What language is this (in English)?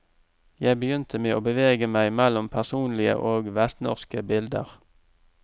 Norwegian